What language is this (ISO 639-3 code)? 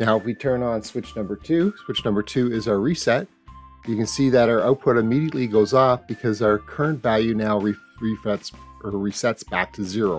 eng